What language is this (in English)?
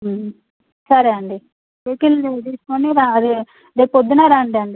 Telugu